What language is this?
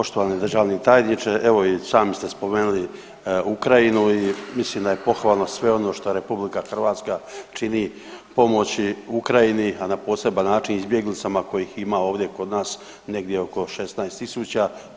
Croatian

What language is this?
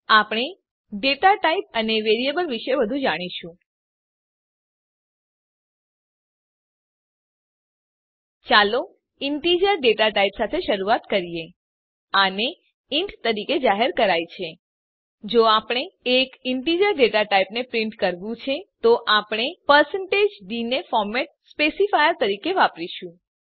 Gujarati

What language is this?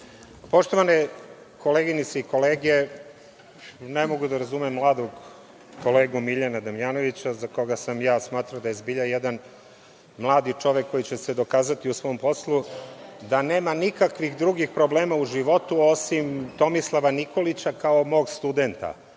Serbian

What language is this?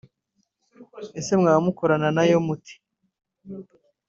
Kinyarwanda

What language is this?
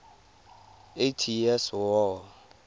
Tswana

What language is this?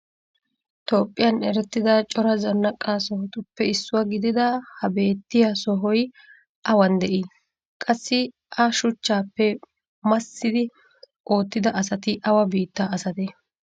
Wolaytta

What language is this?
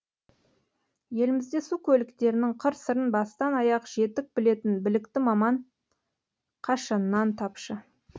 Kazakh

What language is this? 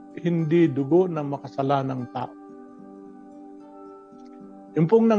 Filipino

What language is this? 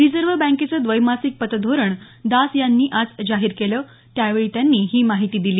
Marathi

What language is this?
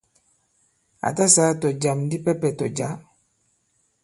Bankon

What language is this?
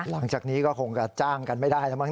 Thai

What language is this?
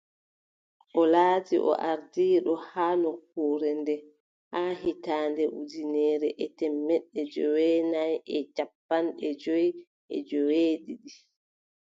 Adamawa Fulfulde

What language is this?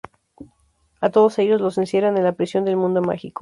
Spanish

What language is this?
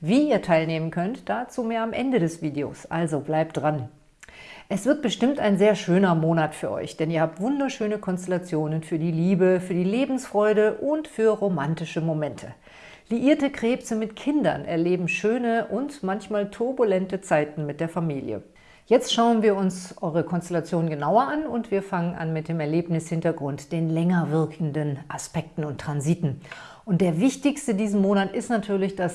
German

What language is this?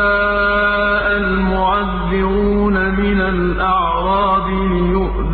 Arabic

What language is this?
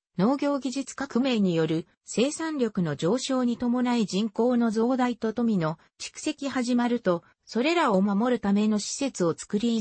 Japanese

